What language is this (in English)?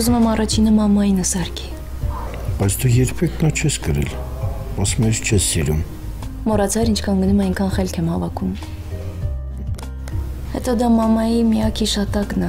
Romanian